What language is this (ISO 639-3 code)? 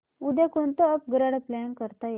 mar